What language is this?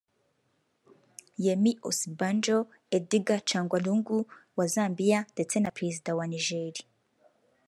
Kinyarwanda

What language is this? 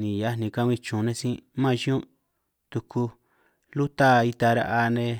San Martín Itunyoso Triqui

